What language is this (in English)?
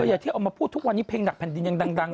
Thai